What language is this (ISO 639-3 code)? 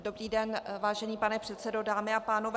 ces